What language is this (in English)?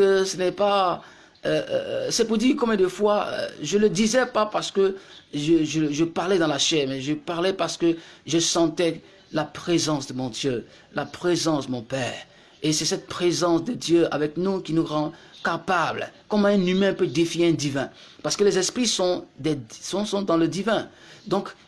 French